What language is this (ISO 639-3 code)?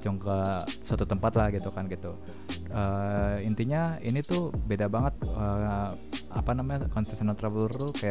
ind